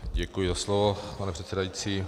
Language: Czech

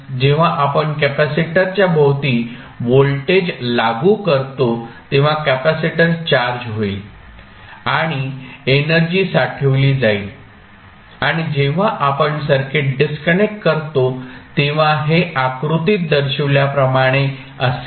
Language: Marathi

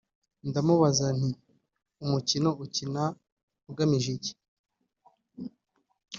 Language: Kinyarwanda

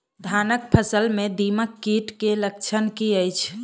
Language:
Maithili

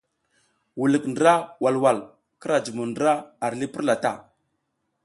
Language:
South Giziga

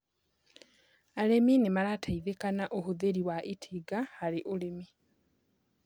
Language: Kikuyu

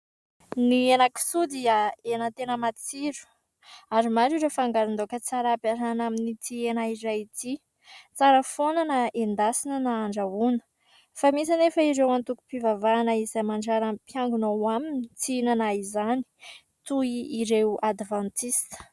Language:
Malagasy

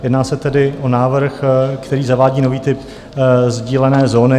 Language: Czech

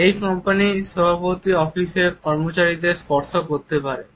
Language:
Bangla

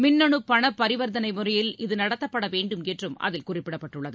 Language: Tamil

